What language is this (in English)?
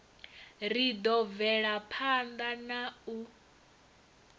Venda